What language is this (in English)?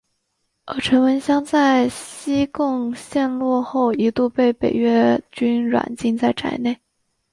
Chinese